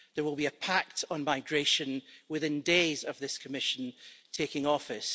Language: English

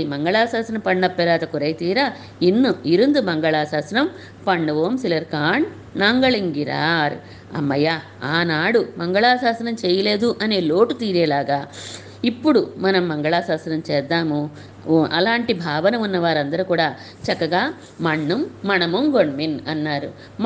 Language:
Telugu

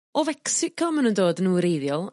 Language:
Welsh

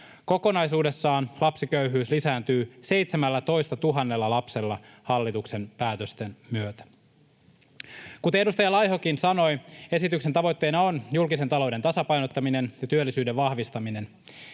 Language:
Finnish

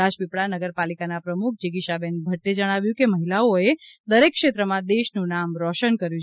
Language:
Gujarati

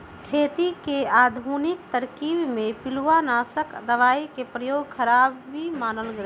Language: Magahi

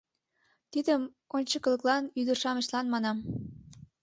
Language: Mari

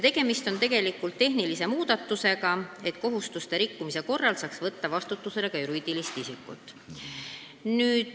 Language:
Estonian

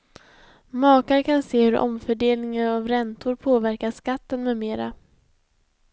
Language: Swedish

